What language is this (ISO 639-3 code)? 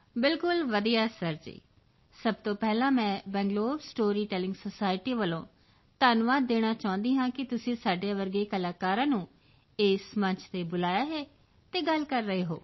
pan